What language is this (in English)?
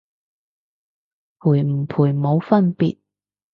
Cantonese